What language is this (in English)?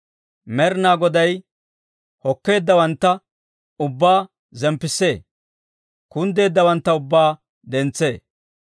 Dawro